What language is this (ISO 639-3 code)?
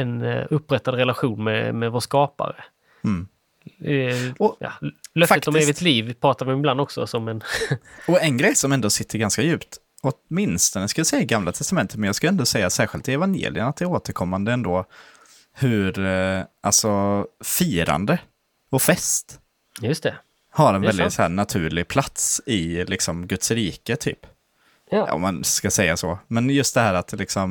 swe